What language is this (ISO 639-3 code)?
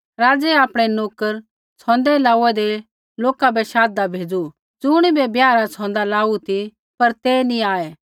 kfx